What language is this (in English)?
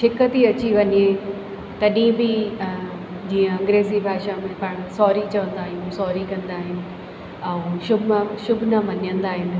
Sindhi